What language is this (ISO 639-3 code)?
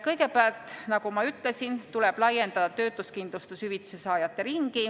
est